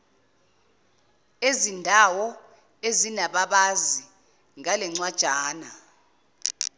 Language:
Zulu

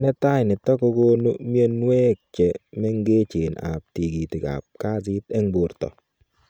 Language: Kalenjin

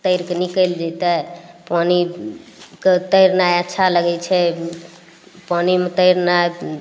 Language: Maithili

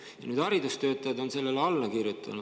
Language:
Estonian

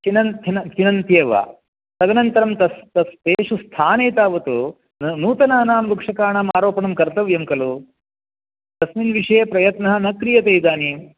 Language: Sanskrit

